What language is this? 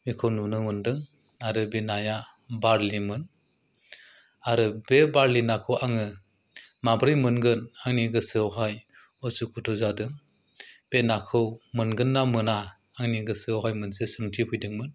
Bodo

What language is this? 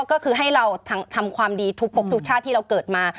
Thai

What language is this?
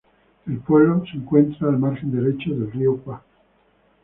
Spanish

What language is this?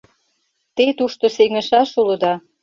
Mari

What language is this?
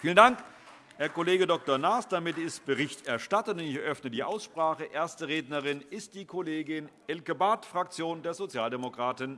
German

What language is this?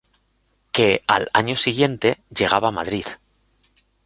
Spanish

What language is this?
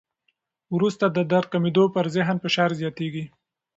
Pashto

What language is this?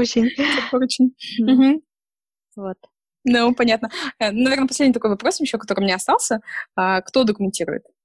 Russian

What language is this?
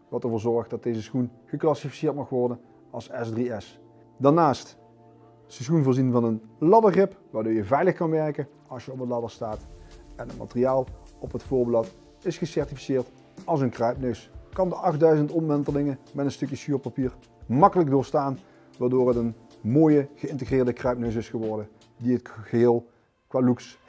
Dutch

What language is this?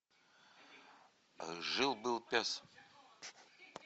Russian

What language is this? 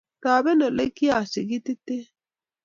Kalenjin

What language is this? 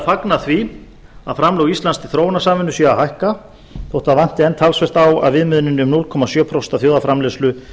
Icelandic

